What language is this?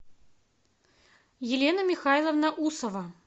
Russian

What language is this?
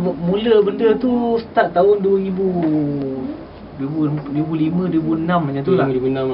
Malay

